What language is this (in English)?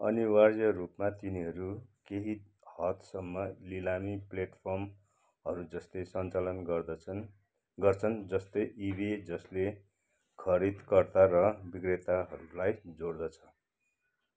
Nepali